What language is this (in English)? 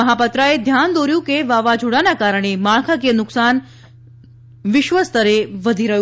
Gujarati